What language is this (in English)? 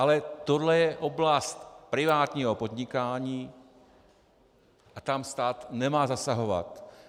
Czech